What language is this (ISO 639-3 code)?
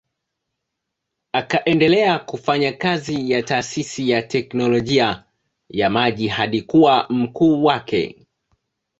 swa